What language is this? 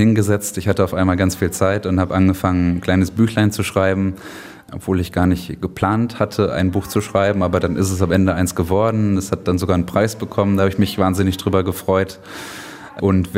German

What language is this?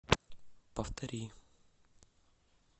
Russian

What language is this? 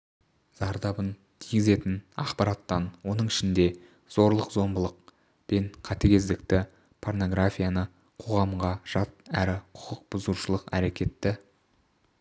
Kazakh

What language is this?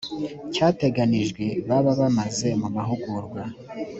Kinyarwanda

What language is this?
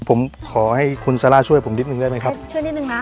Thai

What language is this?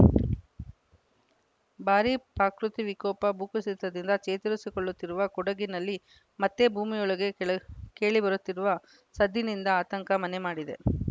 Kannada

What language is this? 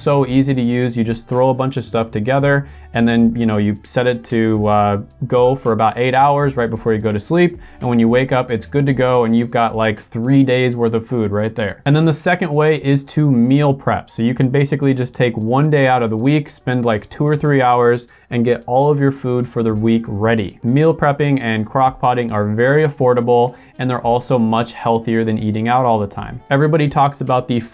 English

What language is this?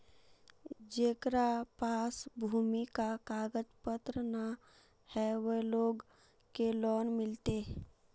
Magahi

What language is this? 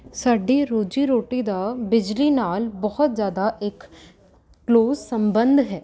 Punjabi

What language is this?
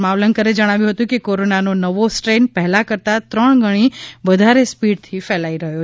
Gujarati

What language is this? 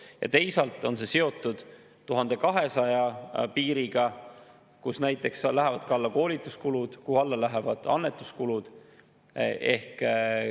Estonian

